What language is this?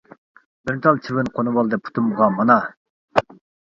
Uyghur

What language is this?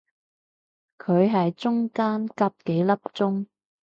Cantonese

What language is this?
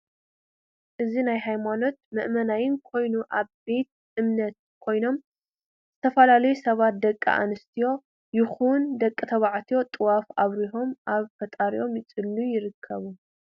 Tigrinya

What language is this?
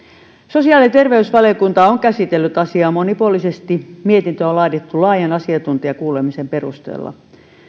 Finnish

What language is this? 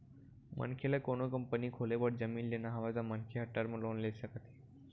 Chhattisgarhi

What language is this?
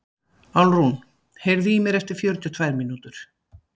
Icelandic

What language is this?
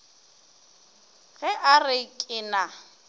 Northern Sotho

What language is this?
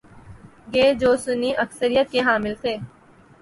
Urdu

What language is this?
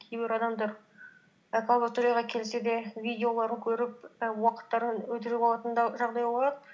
Kazakh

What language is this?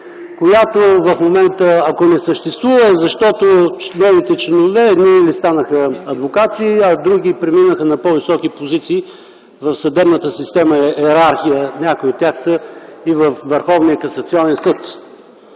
Bulgarian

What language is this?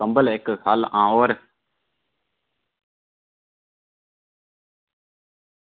Dogri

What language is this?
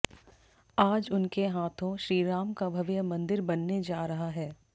Hindi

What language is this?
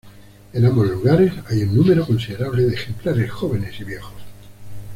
Spanish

